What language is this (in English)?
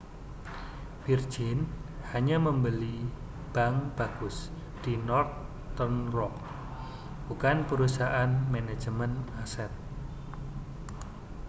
Indonesian